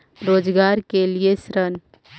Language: Magahi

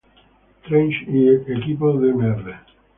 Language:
Spanish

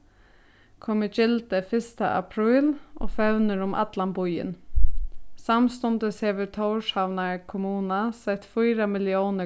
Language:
Faroese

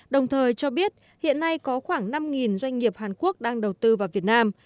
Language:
Vietnamese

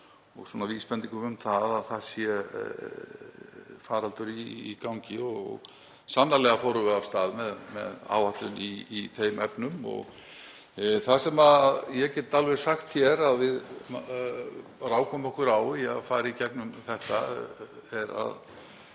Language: Icelandic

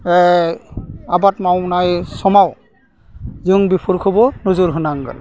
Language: Bodo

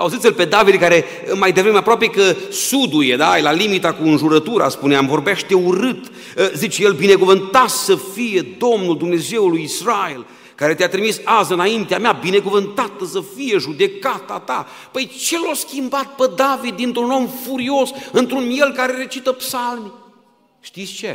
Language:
Romanian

